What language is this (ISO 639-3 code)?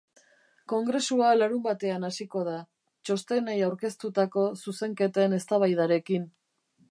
eus